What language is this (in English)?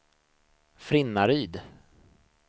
Swedish